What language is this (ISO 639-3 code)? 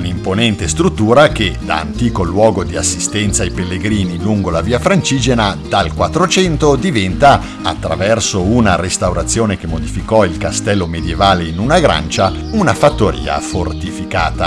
ita